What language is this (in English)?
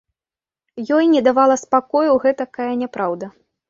Belarusian